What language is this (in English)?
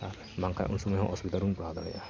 Santali